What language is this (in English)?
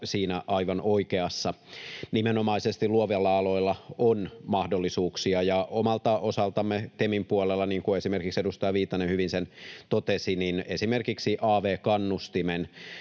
Finnish